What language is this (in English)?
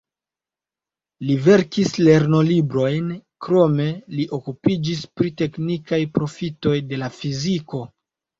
Esperanto